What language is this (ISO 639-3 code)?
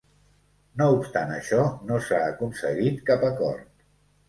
cat